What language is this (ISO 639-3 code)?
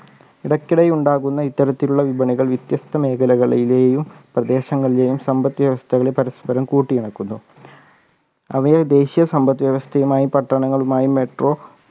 mal